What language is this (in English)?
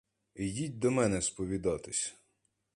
Ukrainian